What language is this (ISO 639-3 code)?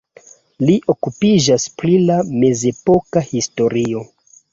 epo